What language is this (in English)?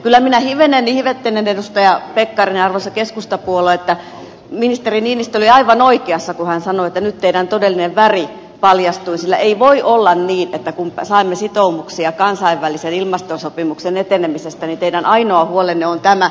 Finnish